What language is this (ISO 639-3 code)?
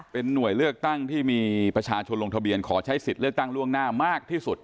tha